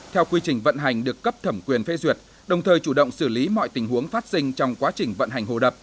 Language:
Vietnamese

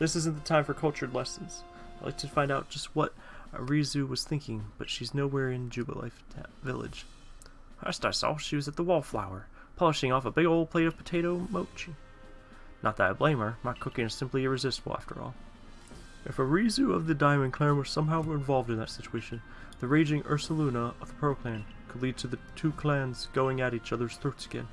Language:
English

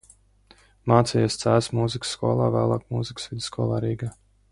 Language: Latvian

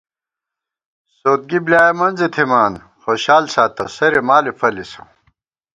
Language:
Gawar-Bati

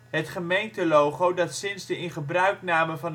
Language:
Dutch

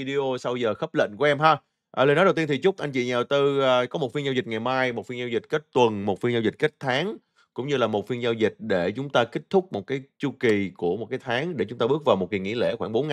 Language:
Vietnamese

